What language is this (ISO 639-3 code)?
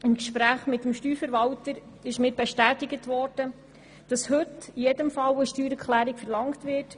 gsw